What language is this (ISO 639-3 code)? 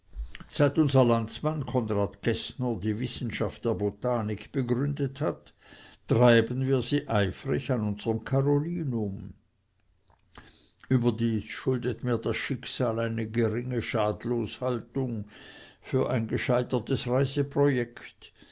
deu